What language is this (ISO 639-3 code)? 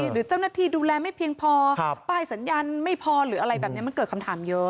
tha